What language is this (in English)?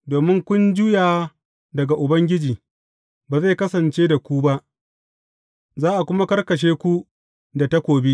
Hausa